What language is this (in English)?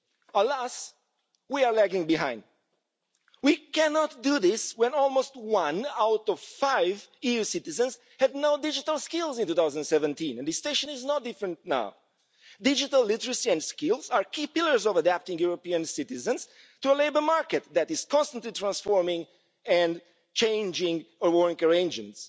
English